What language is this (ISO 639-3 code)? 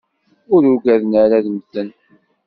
kab